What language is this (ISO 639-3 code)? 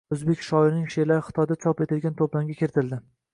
uzb